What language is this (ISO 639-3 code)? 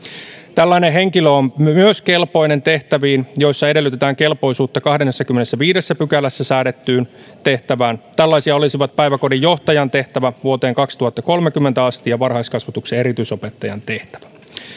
fin